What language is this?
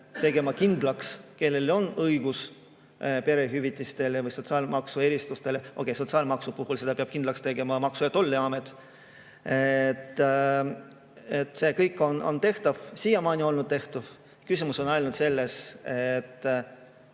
Estonian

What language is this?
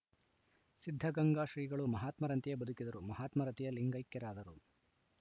Kannada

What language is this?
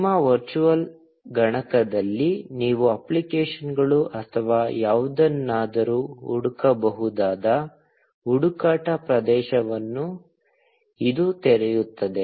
Kannada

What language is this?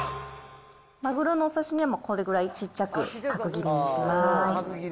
Japanese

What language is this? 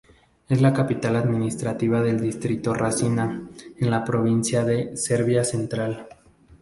Spanish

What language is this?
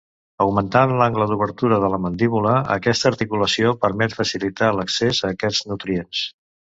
Catalan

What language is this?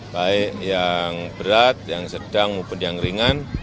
Indonesian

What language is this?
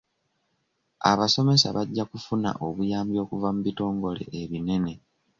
Ganda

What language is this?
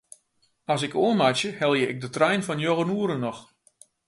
Western Frisian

